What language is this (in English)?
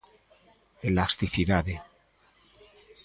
Galician